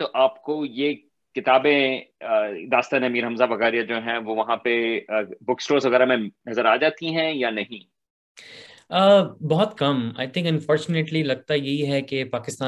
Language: Urdu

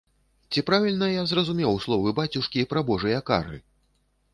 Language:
Belarusian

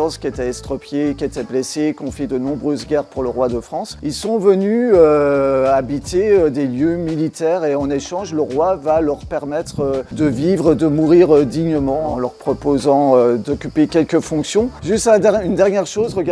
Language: French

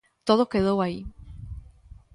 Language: Galician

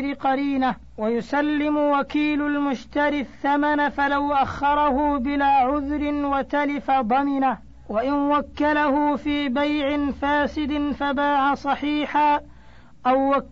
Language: Arabic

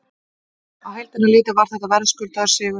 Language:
Icelandic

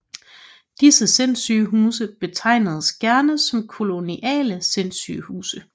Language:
Danish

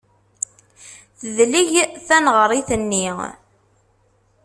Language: Kabyle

